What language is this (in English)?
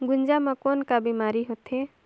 Chhattisgarhi